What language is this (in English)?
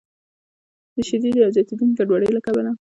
Pashto